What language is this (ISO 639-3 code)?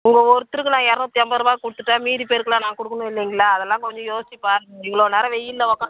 tam